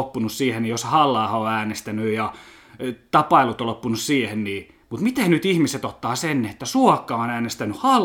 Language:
Finnish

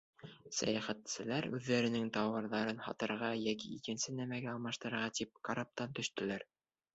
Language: Bashkir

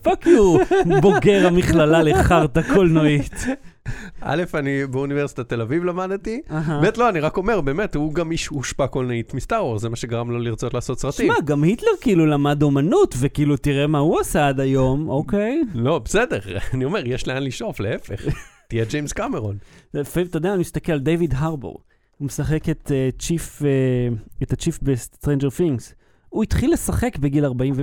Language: Hebrew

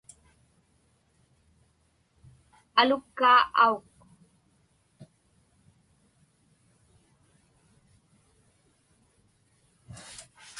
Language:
Inupiaq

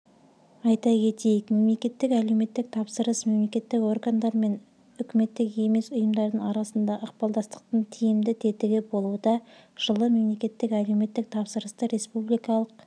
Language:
Kazakh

